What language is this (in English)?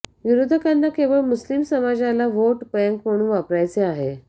Marathi